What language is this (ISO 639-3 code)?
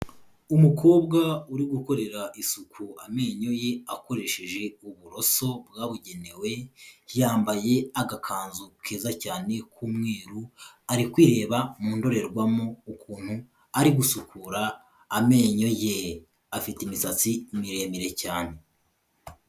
kin